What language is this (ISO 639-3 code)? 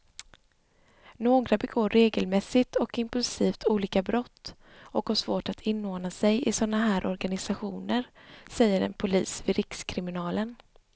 swe